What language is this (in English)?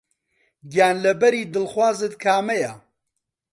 Central Kurdish